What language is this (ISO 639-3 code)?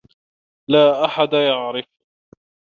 ara